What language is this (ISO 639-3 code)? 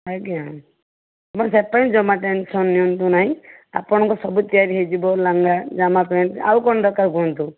ori